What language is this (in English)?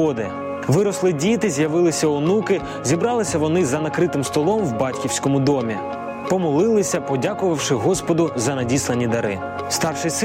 Ukrainian